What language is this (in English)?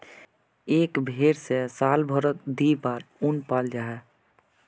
Magahi